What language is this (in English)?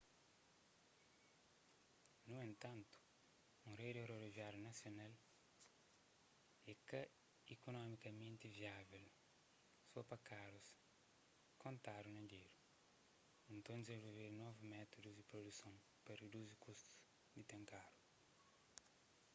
Kabuverdianu